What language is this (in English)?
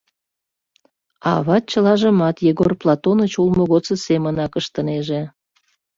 Mari